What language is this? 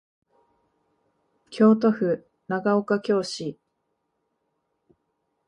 Japanese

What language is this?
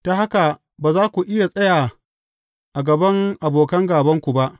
Hausa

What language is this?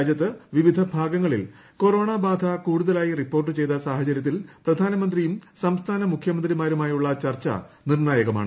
Malayalam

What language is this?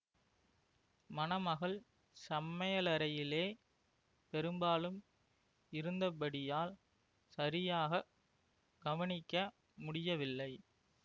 Tamil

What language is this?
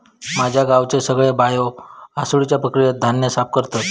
Marathi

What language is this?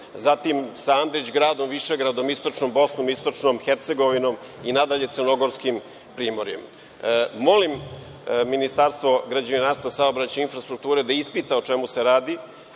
Serbian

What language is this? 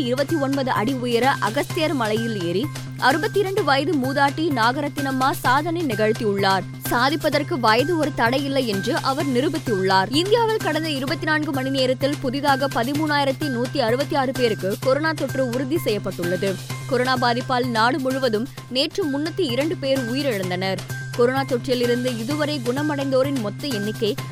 Tamil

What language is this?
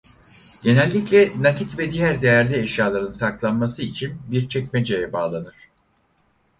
Turkish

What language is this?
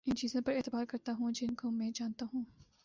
Urdu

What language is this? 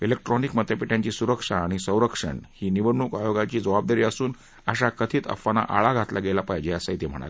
Marathi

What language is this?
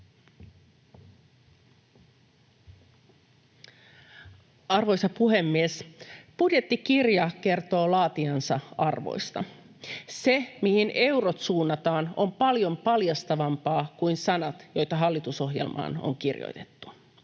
Finnish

